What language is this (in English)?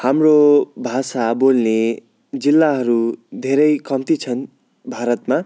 Nepali